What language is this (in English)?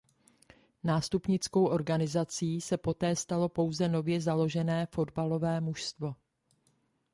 Czech